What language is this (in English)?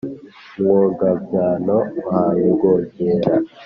Kinyarwanda